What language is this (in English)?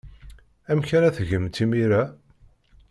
Kabyle